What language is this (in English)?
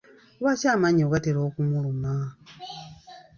Ganda